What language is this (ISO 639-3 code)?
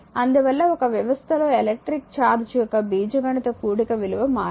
tel